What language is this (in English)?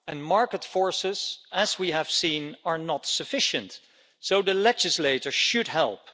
English